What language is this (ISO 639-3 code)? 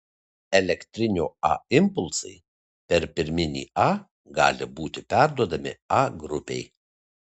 lit